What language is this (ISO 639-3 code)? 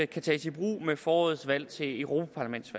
dan